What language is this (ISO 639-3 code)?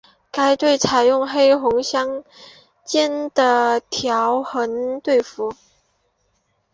zho